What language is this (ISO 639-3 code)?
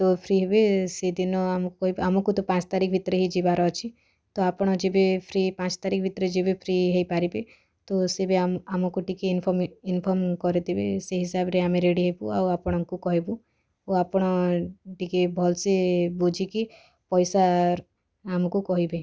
ori